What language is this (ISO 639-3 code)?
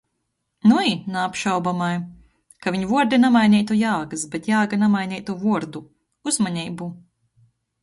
ltg